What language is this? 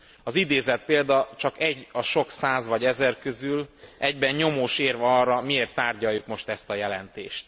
Hungarian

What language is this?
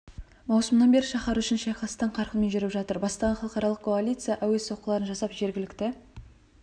Kazakh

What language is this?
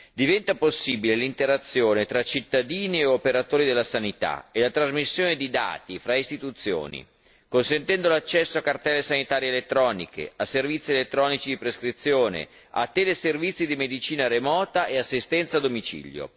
Italian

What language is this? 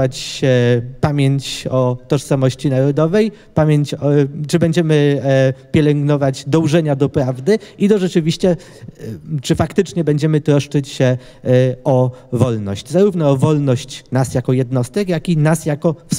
Polish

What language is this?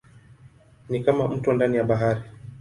Swahili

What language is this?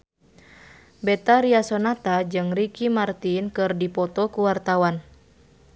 Sundanese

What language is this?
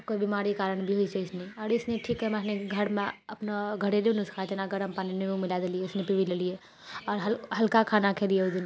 Maithili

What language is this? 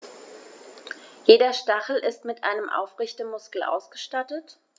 German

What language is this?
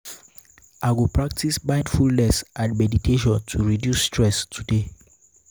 Nigerian Pidgin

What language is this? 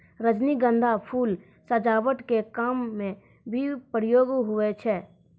Maithili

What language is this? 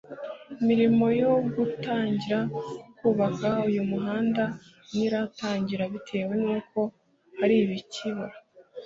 Kinyarwanda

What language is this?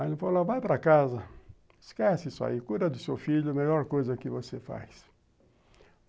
Portuguese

